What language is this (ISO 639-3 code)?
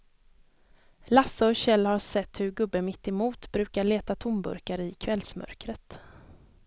swe